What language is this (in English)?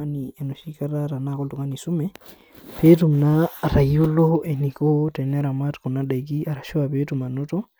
Masai